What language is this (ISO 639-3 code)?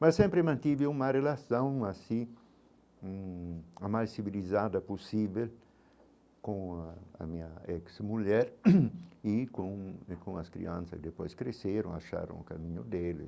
por